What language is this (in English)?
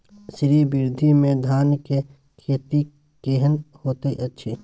Maithili